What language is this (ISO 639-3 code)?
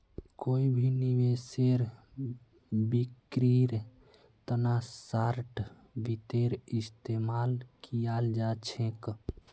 mag